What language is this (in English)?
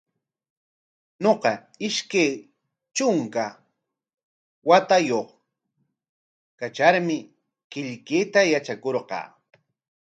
Corongo Ancash Quechua